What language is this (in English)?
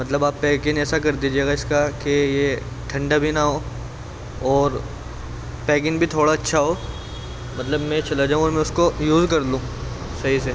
Urdu